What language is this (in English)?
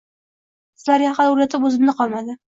Uzbek